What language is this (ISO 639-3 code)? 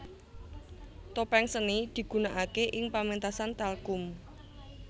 jav